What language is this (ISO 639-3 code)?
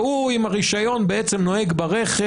heb